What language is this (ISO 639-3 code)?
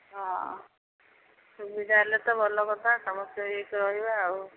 ori